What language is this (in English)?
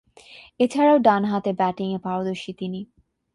Bangla